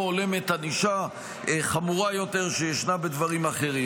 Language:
Hebrew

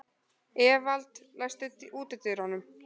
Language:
Icelandic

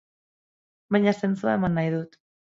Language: Basque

